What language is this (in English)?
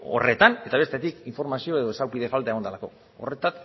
Basque